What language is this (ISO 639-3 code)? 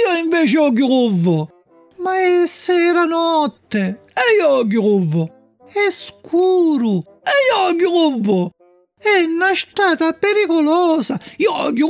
ita